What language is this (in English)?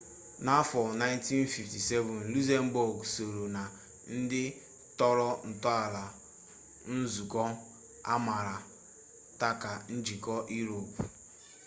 Igbo